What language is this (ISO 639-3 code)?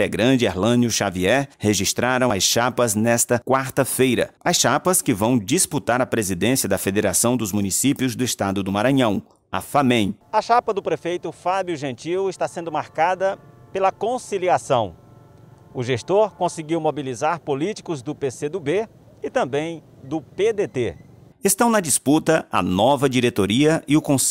por